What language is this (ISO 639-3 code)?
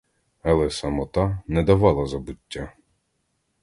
ukr